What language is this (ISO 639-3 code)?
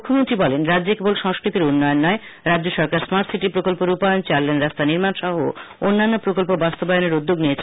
ben